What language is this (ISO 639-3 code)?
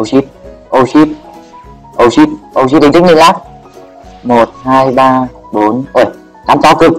vie